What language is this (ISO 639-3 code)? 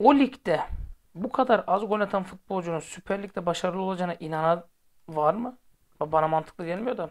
tur